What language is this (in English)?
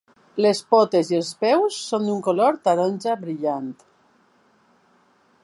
Catalan